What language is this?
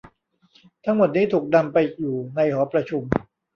Thai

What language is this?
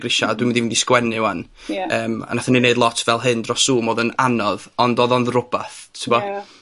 Welsh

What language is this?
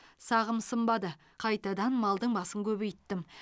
Kazakh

